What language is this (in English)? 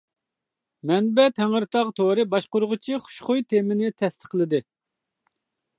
Uyghur